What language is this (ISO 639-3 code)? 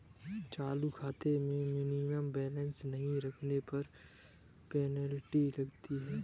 hin